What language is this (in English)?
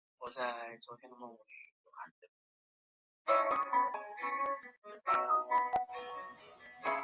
Chinese